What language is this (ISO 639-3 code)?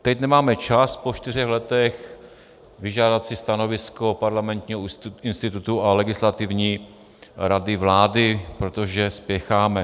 ces